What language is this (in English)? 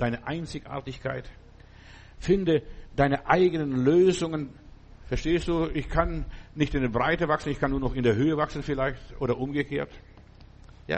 German